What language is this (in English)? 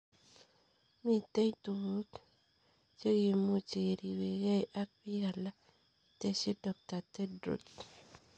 Kalenjin